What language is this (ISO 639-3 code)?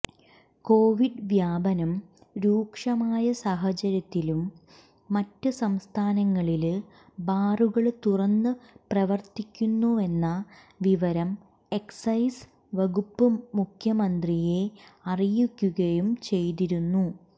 mal